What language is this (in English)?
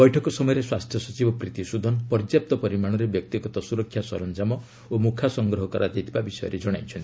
Odia